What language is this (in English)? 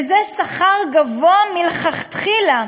Hebrew